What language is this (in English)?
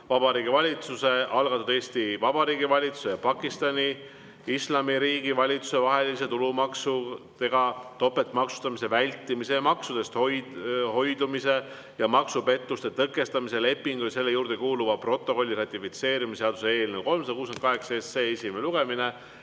Estonian